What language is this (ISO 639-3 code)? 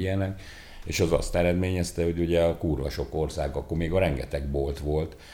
hun